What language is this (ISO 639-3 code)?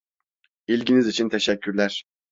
tur